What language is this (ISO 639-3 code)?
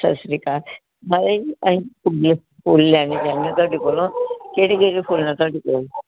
pan